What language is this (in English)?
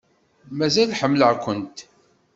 Kabyle